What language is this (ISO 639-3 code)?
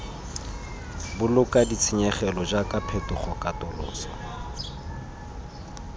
tsn